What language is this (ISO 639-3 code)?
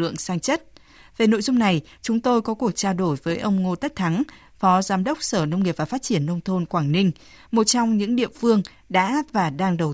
vie